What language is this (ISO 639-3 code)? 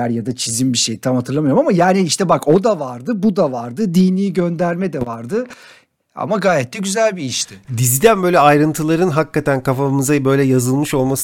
tur